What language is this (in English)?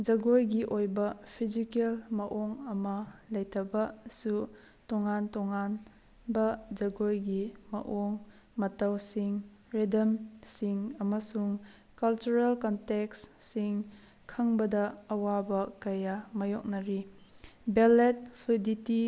Manipuri